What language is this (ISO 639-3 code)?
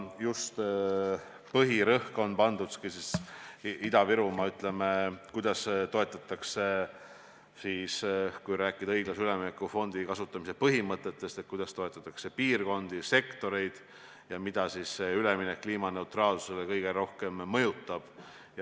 est